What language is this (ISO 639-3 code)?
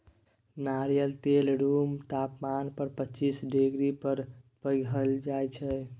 mai